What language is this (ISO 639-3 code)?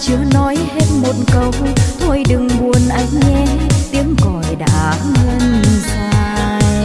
vie